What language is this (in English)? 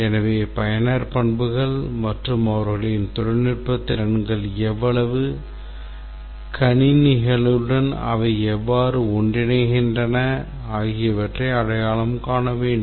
Tamil